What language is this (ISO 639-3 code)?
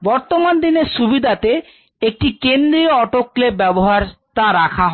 ben